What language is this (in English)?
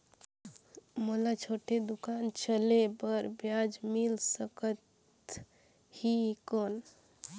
Chhattisgarhi